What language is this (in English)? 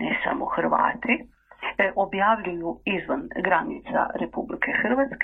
Croatian